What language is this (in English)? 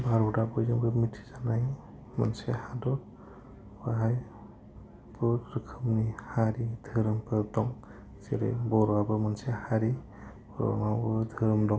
Bodo